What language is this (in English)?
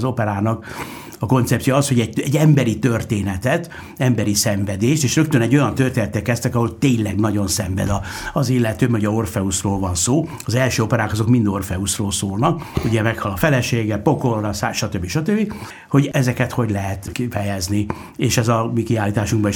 Hungarian